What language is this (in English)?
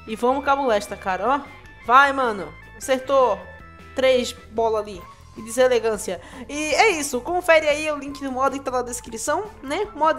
Portuguese